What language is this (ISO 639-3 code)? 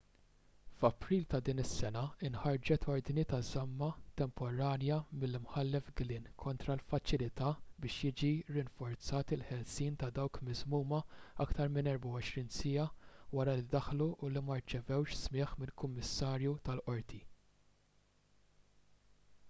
mlt